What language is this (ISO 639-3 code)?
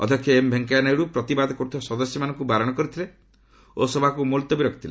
ori